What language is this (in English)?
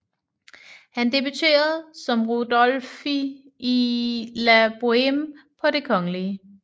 Danish